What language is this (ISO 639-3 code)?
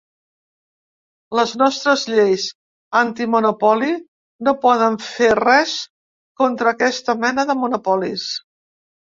cat